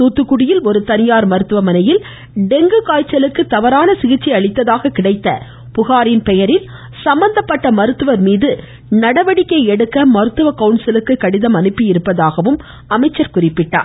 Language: Tamil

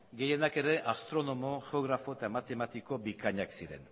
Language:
Basque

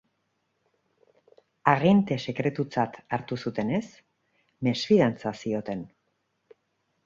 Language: Basque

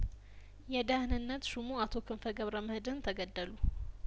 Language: Amharic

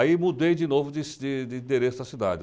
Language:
Portuguese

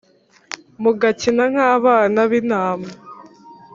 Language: Kinyarwanda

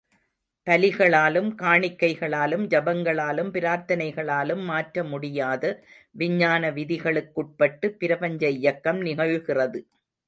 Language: Tamil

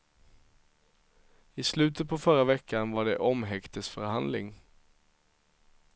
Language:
Swedish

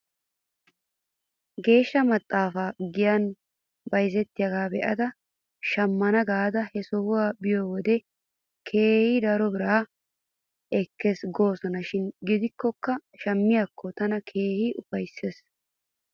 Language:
Wolaytta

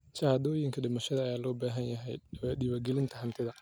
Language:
Somali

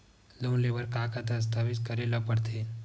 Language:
Chhattisgarhi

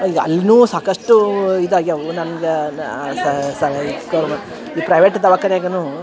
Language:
Kannada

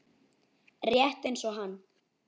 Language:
Icelandic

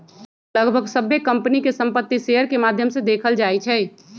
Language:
Magahi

